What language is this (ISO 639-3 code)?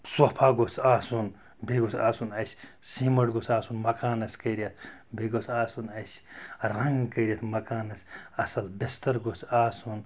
kas